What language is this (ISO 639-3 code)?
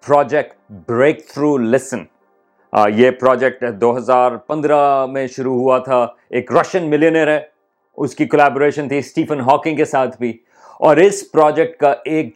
urd